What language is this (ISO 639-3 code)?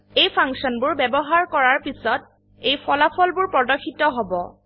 asm